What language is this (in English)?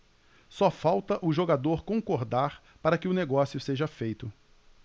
Portuguese